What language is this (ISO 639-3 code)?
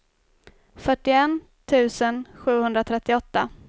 swe